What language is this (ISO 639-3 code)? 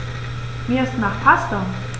deu